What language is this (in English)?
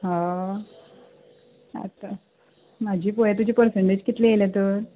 Konkani